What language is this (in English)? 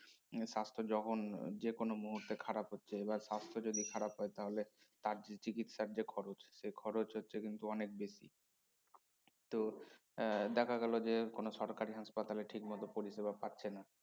Bangla